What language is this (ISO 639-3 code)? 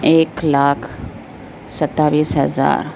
urd